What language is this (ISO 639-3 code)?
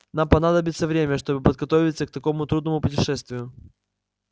rus